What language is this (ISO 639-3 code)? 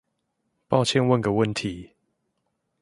zho